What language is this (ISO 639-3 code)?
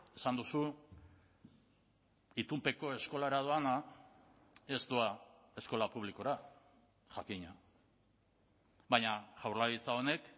eus